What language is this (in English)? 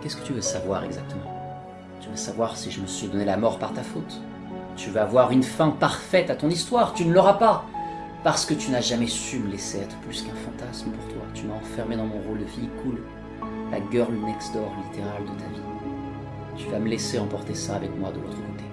French